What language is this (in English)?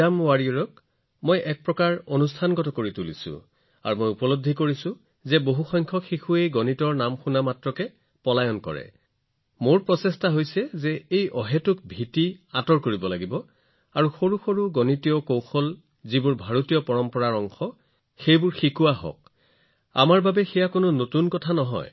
Assamese